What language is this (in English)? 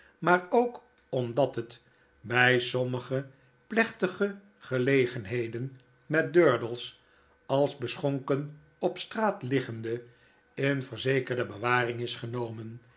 Dutch